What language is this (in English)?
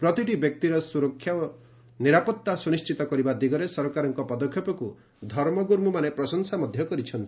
Odia